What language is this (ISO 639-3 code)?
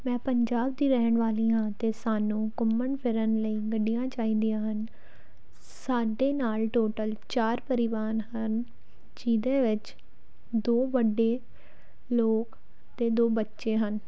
pan